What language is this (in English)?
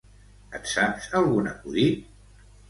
Catalan